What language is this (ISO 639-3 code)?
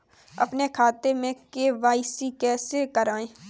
hin